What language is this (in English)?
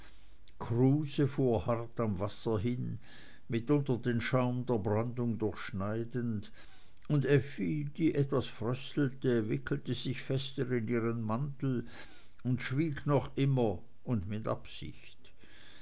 German